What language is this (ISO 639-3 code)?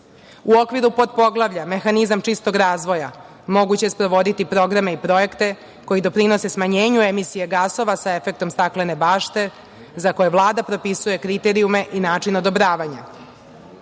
srp